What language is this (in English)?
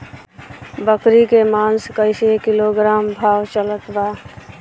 Bhojpuri